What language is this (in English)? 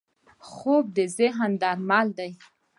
Pashto